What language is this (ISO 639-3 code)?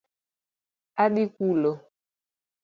luo